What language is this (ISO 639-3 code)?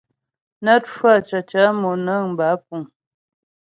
bbj